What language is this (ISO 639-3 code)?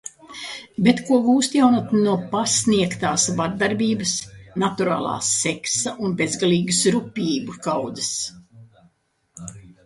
lav